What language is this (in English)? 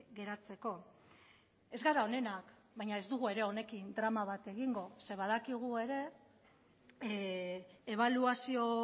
Basque